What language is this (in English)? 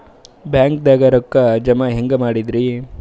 Kannada